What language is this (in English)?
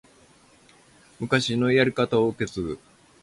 Japanese